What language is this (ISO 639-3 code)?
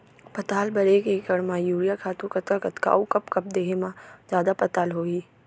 hne